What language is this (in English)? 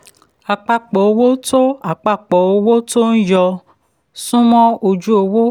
Yoruba